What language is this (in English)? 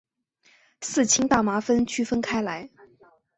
Chinese